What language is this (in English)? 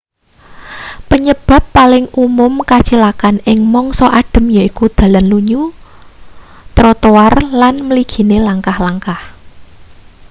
Javanese